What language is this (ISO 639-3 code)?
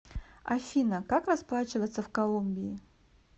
rus